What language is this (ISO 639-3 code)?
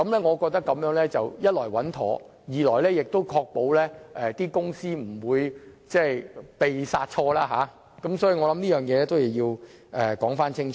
yue